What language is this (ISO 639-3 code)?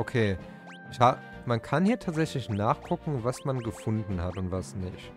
deu